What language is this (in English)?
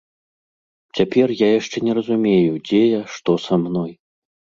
Belarusian